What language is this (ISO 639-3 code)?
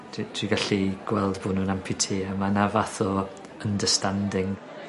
cym